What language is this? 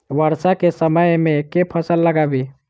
Maithili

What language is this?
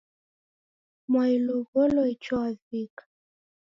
Taita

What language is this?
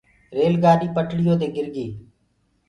Gurgula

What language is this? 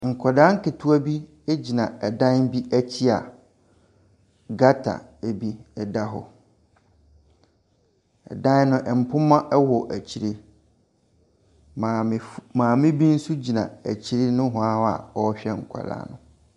Akan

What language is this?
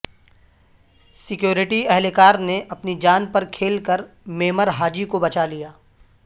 Urdu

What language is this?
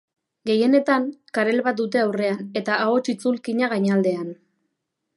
Basque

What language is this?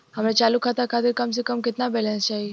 Bhojpuri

